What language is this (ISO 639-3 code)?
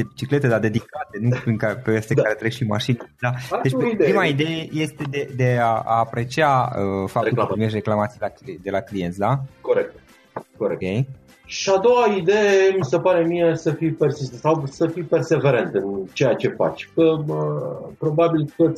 ron